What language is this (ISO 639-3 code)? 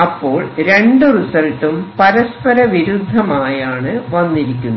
mal